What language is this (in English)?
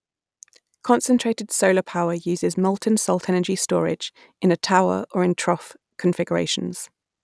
English